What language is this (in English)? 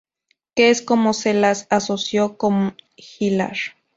Spanish